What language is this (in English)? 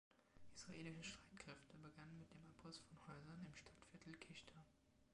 German